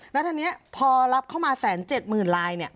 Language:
Thai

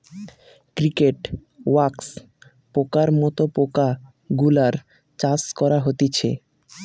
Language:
Bangla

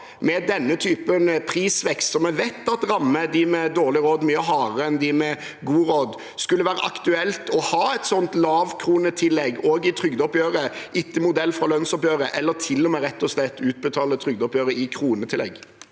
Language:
Norwegian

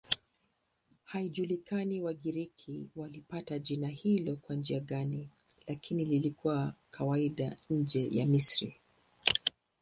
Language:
Swahili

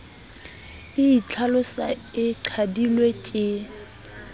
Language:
Southern Sotho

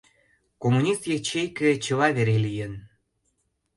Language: Mari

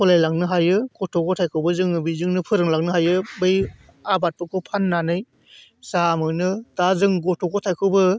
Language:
Bodo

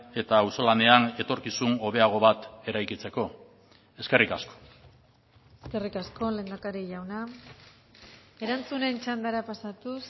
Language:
Basque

